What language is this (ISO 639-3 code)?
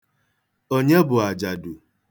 ibo